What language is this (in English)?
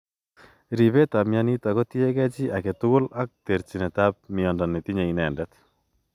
Kalenjin